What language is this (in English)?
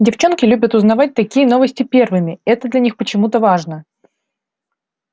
Russian